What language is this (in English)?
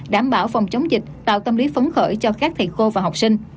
Vietnamese